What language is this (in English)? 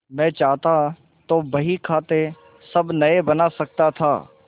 Hindi